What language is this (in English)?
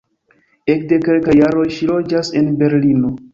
Esperanto